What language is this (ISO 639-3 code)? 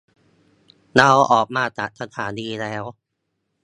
tha